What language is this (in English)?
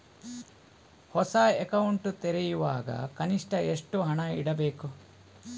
Kannada